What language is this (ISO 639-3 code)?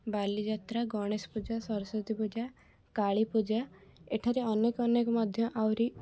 ori